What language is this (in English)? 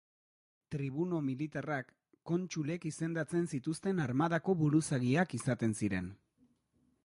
Basque